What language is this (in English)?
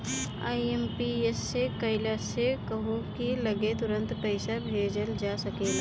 Bhojpuri